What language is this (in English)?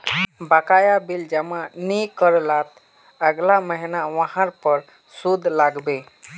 Magahi